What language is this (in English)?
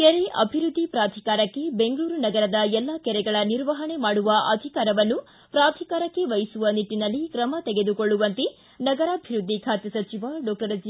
Kannada